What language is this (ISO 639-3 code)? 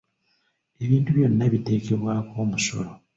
lug